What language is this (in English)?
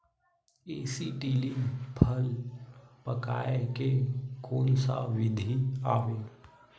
Chhattisgarhi